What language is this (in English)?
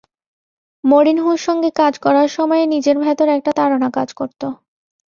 Bangla